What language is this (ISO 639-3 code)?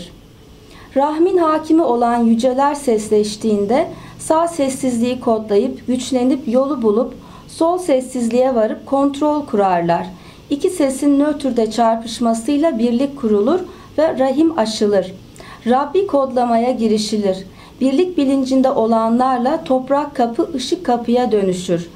tur